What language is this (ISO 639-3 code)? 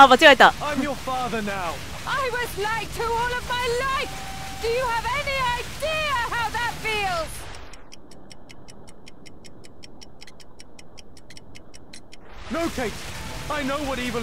jpn